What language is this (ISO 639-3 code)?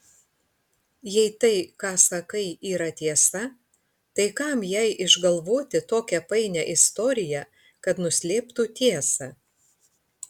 lit